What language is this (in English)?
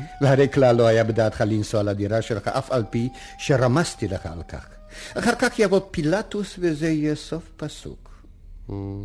Hebrew